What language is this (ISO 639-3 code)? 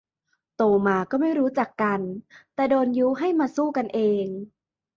tha